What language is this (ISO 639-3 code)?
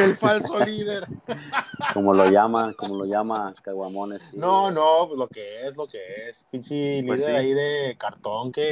spa